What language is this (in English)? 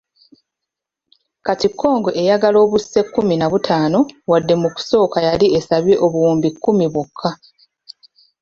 Ganda